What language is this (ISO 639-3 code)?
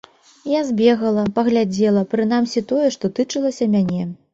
bel